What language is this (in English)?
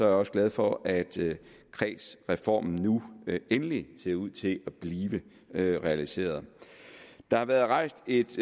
Danish